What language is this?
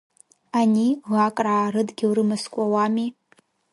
Abkhazian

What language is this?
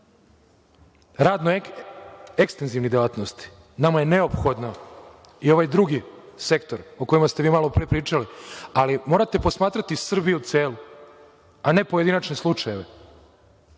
Serbian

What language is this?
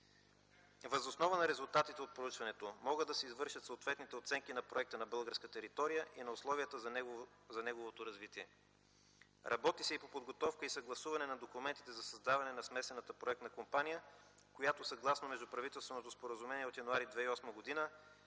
Bulgarian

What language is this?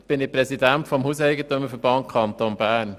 Swiss German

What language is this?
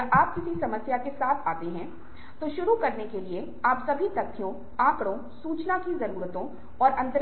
Hindi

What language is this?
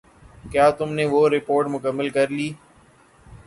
Urdu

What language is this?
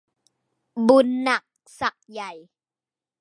Thai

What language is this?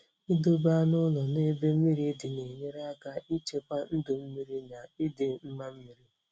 Igbo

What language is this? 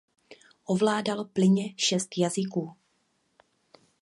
Czech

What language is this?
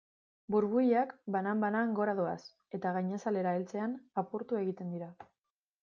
Basque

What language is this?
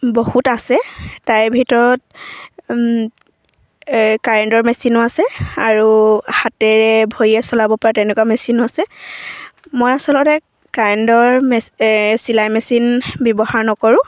Assamese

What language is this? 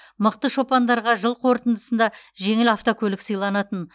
Kazakh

